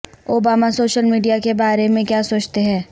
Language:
Urdu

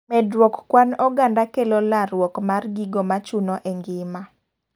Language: Luo (Kenya and Tanzania)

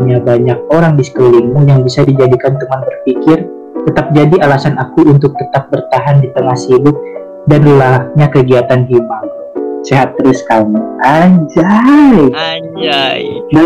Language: Indonesian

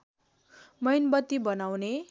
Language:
Nepali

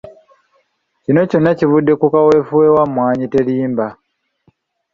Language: Ganda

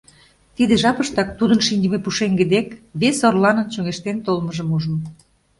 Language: Mari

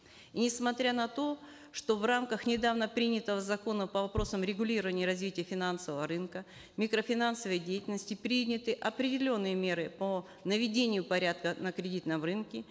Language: Kazakh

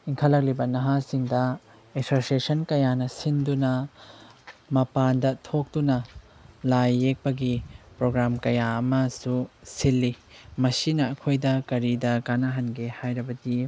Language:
Manipuri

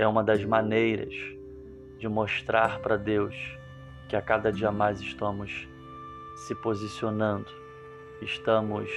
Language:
Portuguese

